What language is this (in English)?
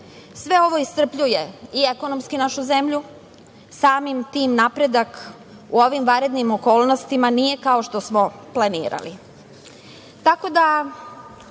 Serbian